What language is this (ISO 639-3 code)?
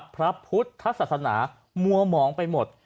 tha